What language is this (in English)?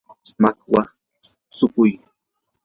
Yanahuanca Pasco Quechua